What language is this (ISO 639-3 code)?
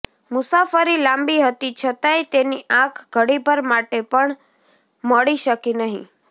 guj